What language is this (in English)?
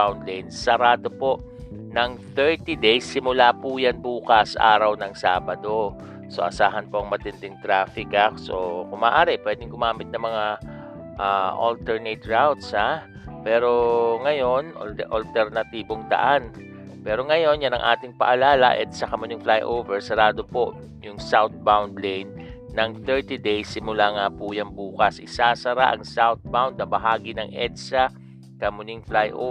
Filipino